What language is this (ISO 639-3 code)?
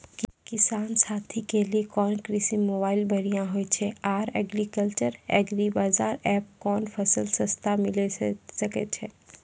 mai